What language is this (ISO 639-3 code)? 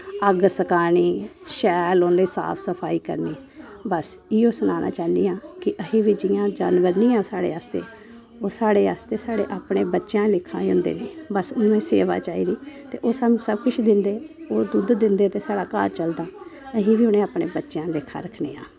doi